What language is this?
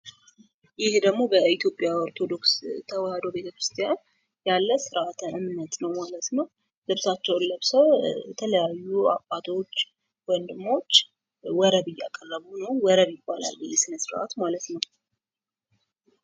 Amharic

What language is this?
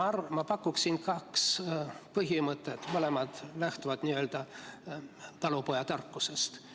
Estonian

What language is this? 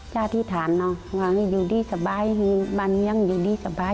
Thai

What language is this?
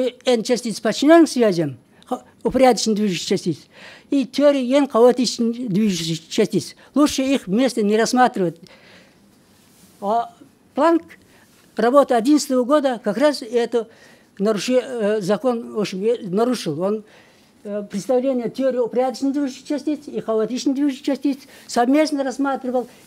Russian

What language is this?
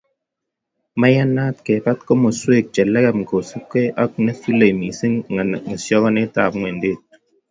Kalenjin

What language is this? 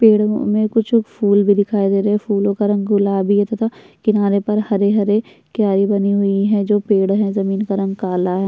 Hindi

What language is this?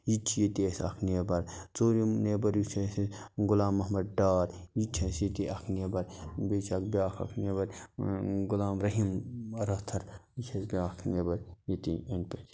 Kashmiri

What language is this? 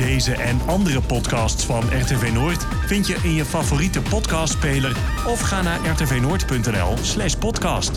Dutch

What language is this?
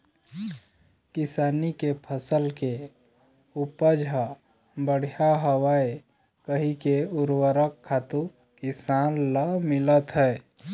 Chhattisgarhi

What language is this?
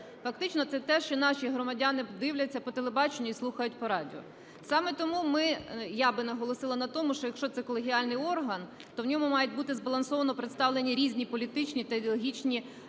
Ukrainian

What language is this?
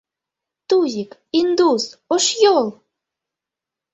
Mari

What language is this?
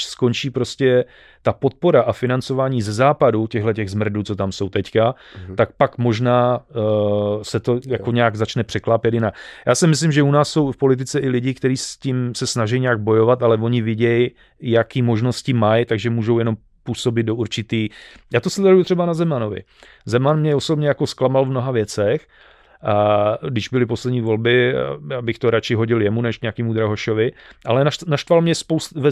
Czech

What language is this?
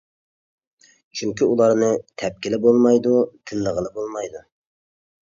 Uyghur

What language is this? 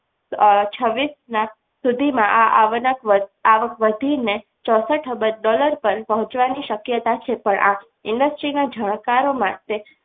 Gujarati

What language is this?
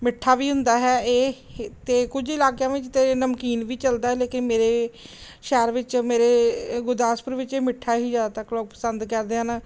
Punjabi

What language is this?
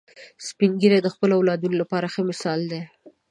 Pashto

